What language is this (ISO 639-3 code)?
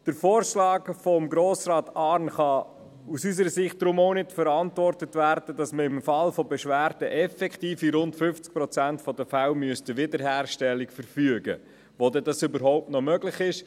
gsw